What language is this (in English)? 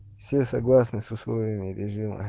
Russian